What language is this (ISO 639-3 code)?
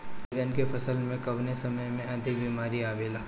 bho